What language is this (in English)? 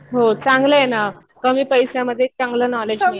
Marathi